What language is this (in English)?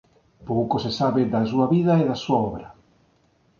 Galician